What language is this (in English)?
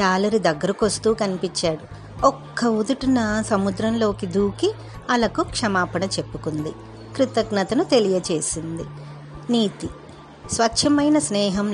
Telugu